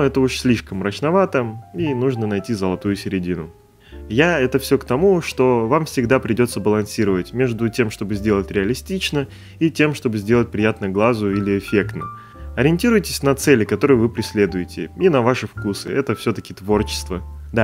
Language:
Russian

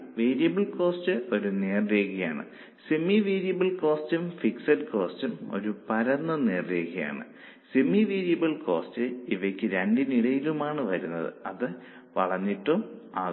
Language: Malayalam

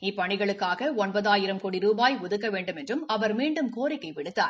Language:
Tamil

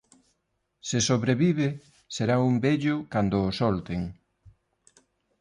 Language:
Galician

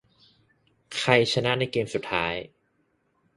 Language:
Thai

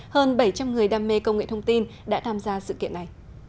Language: Vietnamese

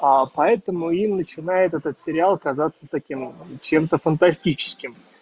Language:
Russian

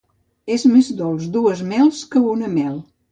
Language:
Catalan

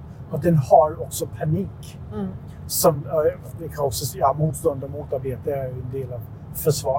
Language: Swedish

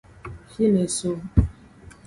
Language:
Aja (Benin)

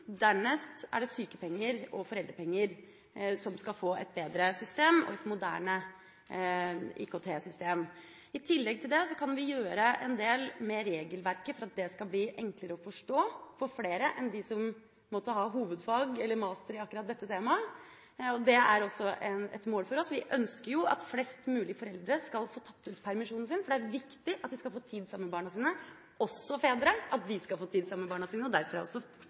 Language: Norwegian Bokmål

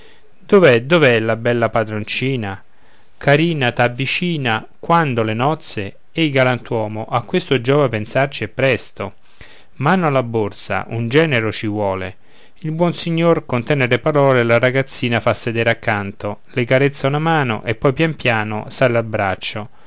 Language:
Italian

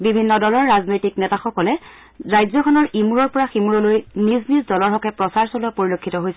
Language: Assamese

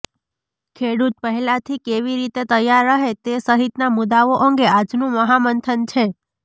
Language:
Gujarati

